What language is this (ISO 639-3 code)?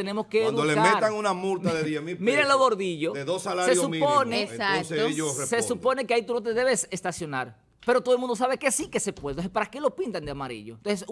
spa